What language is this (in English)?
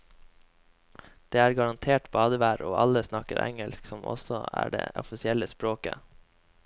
Norwegian